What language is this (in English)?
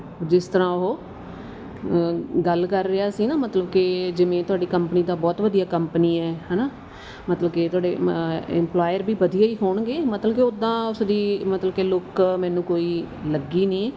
Punjabi